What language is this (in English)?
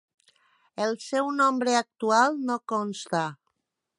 Catalan